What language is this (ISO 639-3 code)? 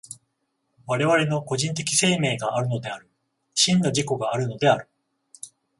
jpn